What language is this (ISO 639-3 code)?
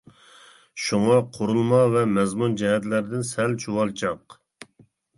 uig